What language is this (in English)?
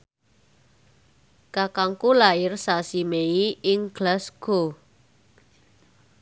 Javanese